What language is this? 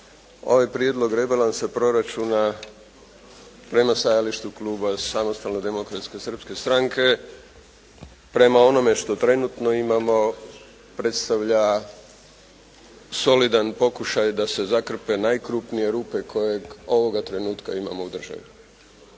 Croatian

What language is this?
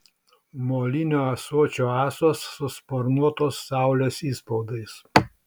Lithuanian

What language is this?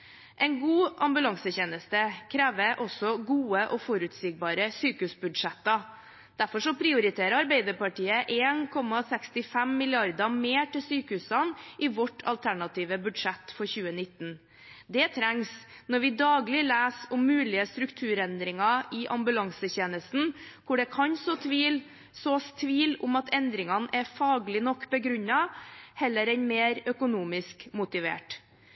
Norwegian Bokmål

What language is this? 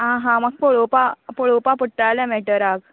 Konkani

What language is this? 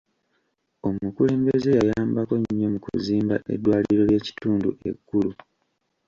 Ganda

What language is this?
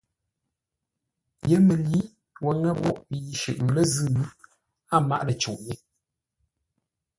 Ngombale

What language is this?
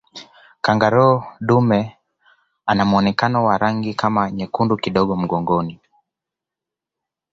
Swahili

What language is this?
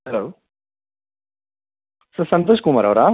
Kannada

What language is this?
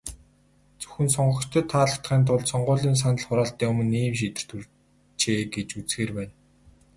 Mongolian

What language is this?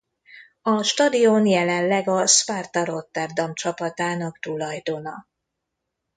Hungarian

